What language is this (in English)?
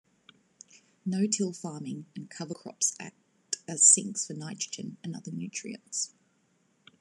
English